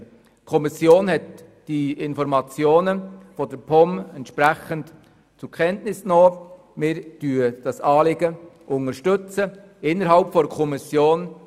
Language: Swiss German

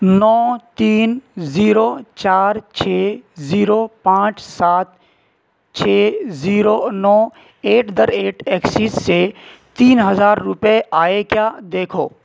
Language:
Urdu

